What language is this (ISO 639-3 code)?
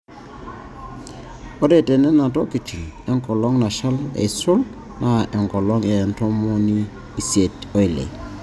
mas